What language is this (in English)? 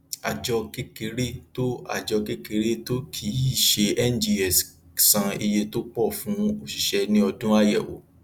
Yoruba